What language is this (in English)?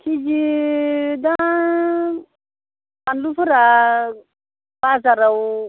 Bodo